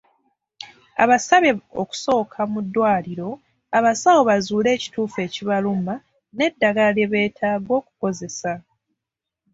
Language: Ganda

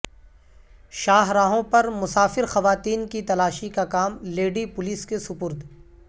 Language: Urdu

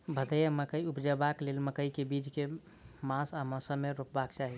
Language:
Maithili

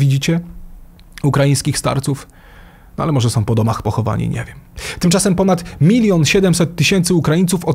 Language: Polish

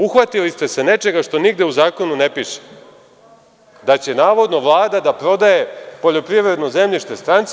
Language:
Serbian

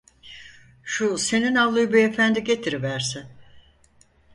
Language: Turkish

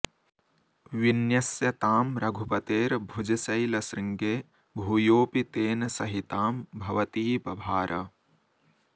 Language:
Sanskrit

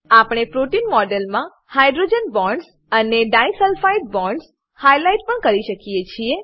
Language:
Gujarati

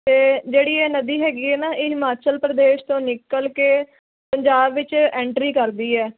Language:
Punjabi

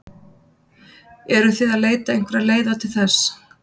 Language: Icelandic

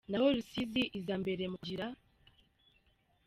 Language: Kinyarwanda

